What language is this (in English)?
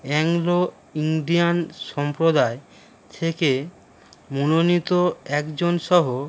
Bangla